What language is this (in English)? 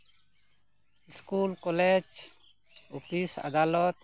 Santali